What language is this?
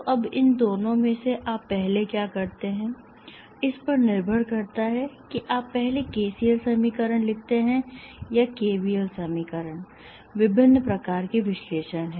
Hindi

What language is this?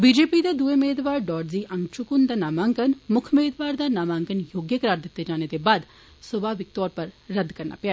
Dogri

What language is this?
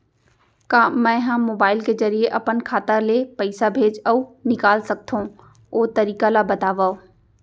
Chhattisgarhi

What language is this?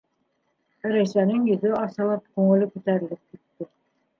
Bashkir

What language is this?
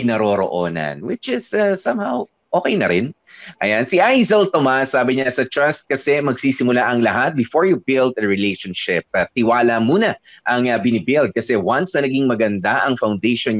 Filipino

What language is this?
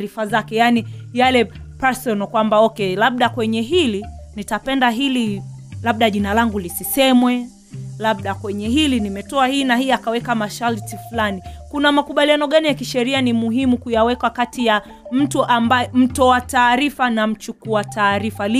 Swahili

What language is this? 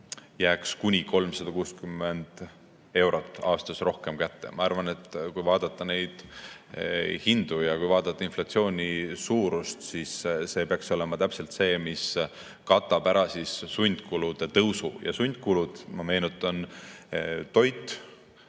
Estonian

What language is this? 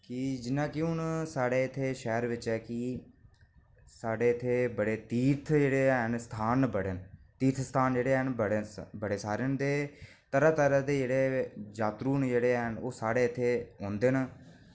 Dogri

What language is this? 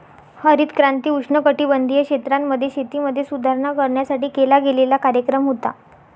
Marathi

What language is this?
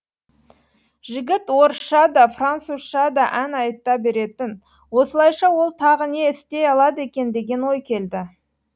Kazakh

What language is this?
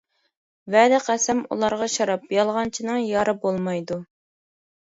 Uyghur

